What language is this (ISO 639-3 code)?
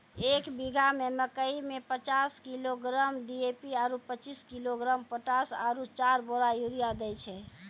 mai